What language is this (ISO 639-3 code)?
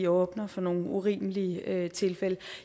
dan